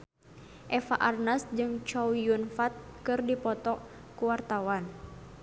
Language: Sundanese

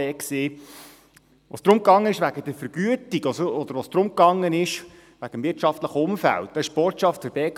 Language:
Swiss German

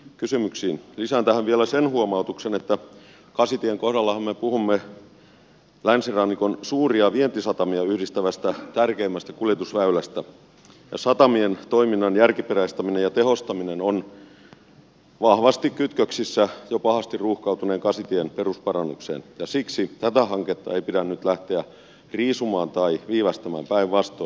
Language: Finnish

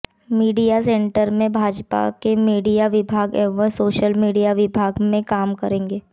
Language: Hindi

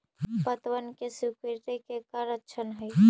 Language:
Magahi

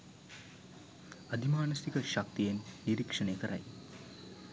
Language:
Sinhala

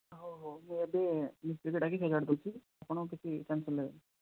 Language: Odia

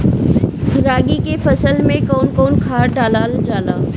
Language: Bhojpuri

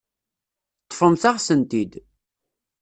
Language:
Kabyle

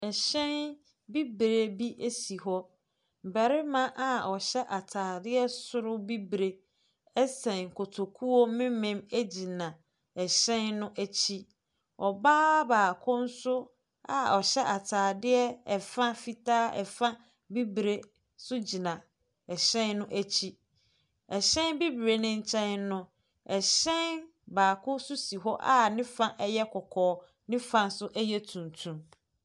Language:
Akan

